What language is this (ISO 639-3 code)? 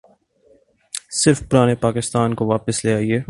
urd